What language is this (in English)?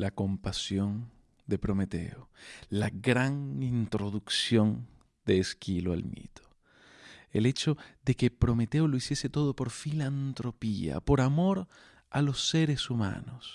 Spanish